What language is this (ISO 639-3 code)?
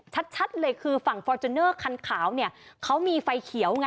tha